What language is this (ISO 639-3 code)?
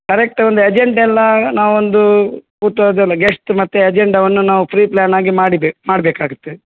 kan